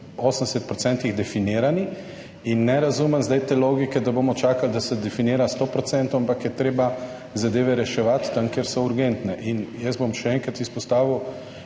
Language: Slovenian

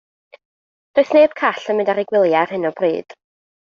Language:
Welsh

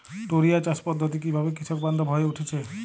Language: Bangla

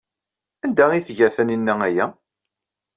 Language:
Kabyle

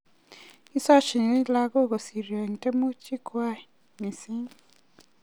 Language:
Kalenjin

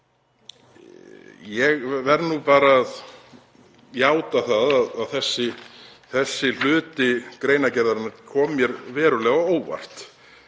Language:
Icelandic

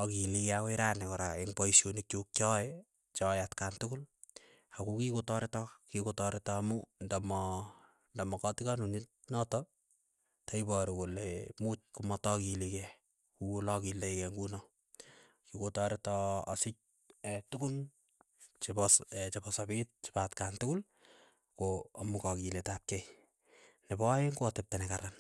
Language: Keiyo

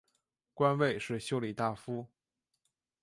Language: Chinese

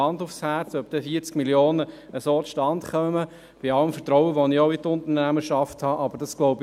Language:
Swiss German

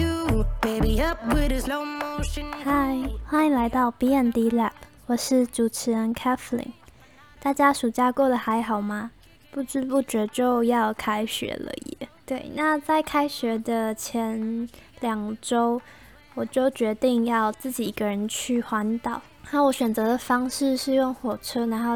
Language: Chinese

